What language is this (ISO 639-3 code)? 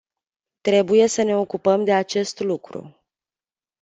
ron